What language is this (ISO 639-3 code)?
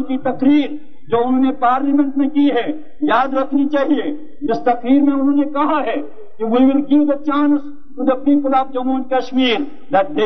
urd